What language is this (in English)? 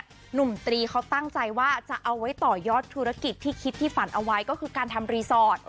Thai